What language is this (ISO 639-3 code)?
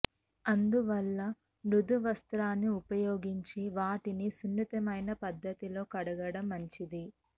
tel